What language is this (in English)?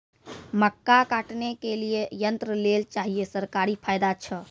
Maithili